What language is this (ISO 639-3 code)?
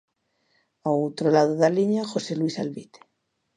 glg